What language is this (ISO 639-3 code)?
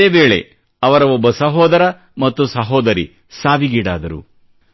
kan